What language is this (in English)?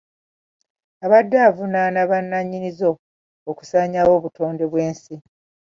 Ganda